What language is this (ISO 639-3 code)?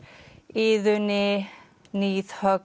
isl